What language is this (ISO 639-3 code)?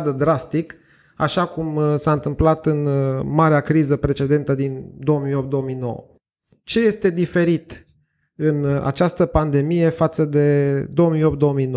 ron